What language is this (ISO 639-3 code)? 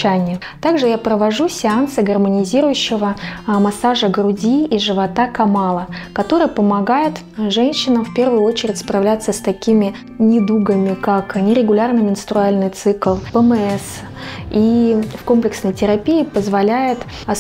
rus